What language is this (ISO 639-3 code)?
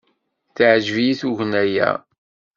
kab